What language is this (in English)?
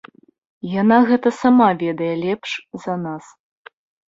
Belarusian